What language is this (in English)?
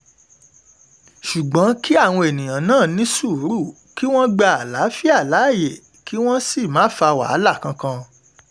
Yoruba